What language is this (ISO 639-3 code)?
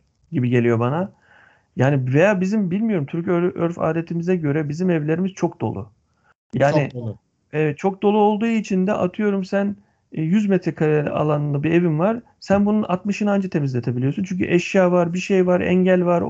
tur